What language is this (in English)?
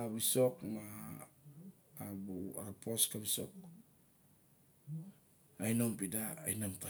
Barok